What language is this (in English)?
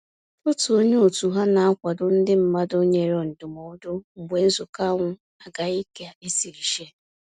Igbo